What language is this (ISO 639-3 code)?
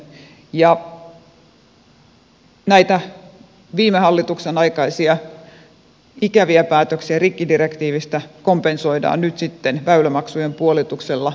fin